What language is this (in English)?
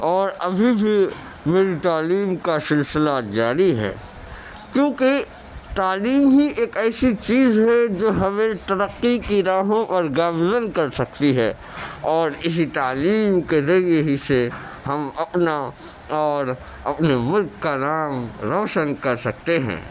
Urdu